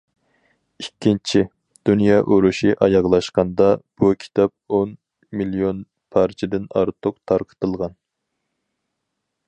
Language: Uyghur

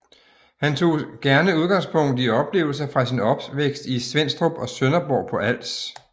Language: Danish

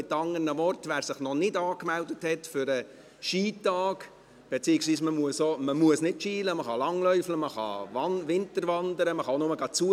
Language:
Swiss German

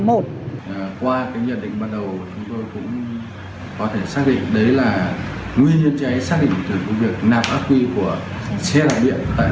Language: Vietnamese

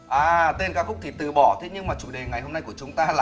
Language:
Vietnamese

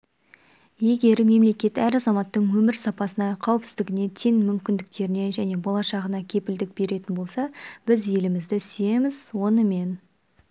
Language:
Kazakh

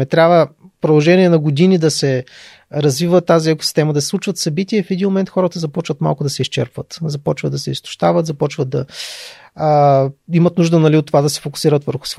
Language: Bulgarian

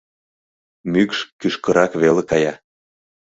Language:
Mari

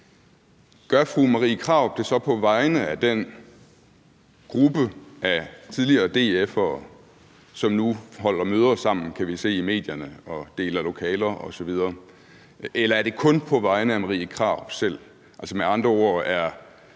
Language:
Danish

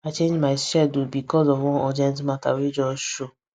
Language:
Nigerian Pidgin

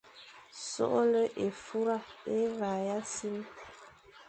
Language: Fang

